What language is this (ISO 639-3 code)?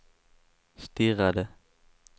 swe